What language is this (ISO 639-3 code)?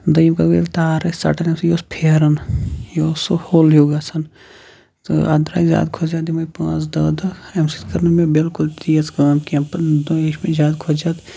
kas